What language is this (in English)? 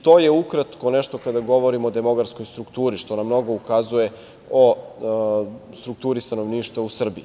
Serbian